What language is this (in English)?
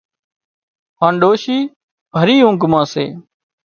Wadiyara Koli